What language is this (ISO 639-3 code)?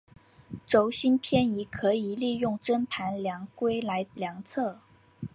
zho